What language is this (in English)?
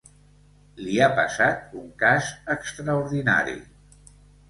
Catalan